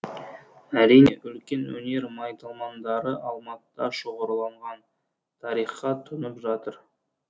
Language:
Kazakh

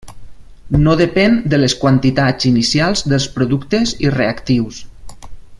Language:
Catalan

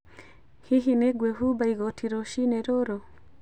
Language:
Kikuyu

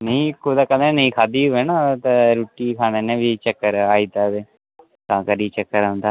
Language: Dogri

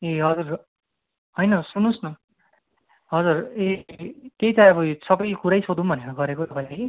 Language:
Nepali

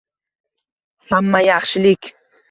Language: Uzbek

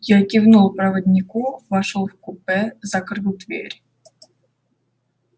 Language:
Russian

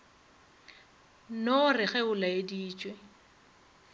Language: Northern Sotho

